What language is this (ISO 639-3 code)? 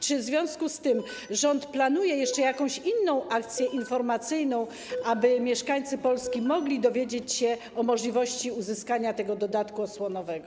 pol